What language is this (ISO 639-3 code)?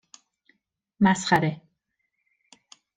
fas